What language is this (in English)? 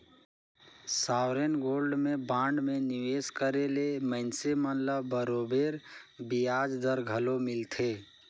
Chhattisgarhi